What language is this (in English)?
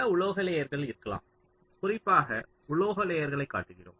Tamil